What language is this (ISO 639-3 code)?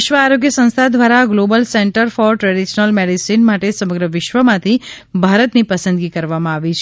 guj